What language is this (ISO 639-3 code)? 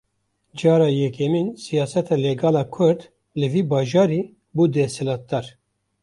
kur